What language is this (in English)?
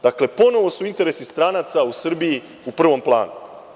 Serbian